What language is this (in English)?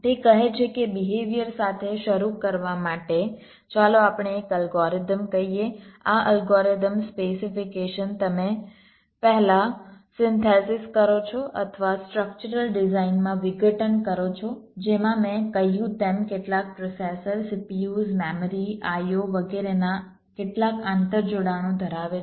Gujarati